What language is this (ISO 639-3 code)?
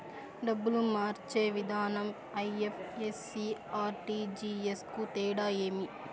tel